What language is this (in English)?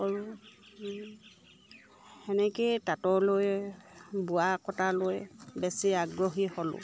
Assamese